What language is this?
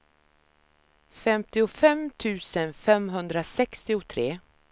Swedish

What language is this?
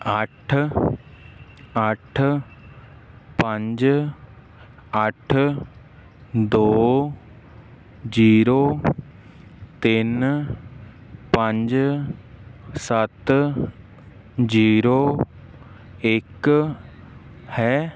Punjabi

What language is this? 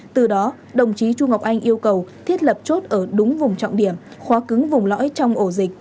Vietnamese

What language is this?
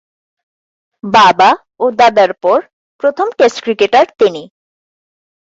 Bangla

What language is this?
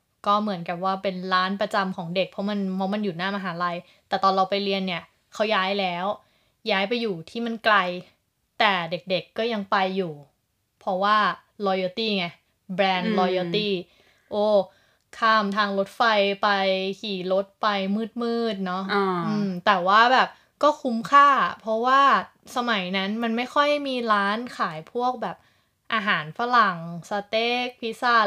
Thai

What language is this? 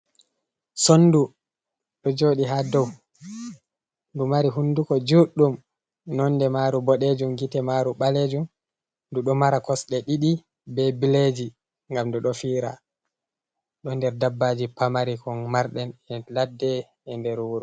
Fula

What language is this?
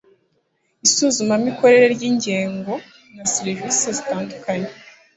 Kinyarwanda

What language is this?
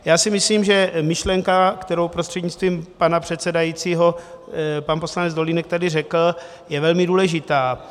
Czech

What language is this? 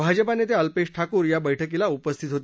Marathi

